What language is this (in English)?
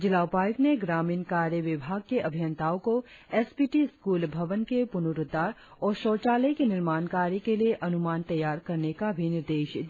Hindi